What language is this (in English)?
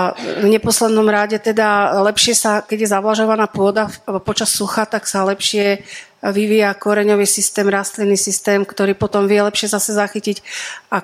Slovak